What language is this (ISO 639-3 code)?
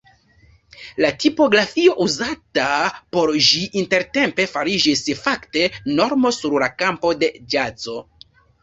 epo